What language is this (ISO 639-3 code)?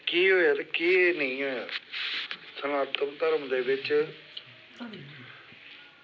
doi